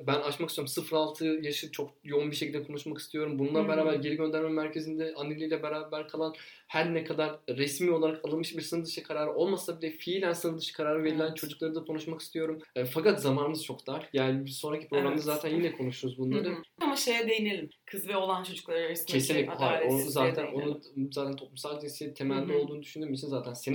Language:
Turkish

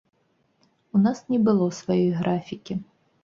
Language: Belarusian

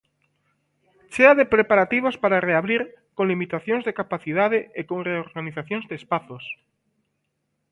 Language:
Galician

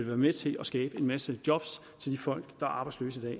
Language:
Danish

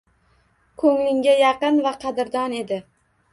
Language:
Uzbek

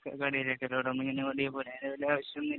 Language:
Malayalam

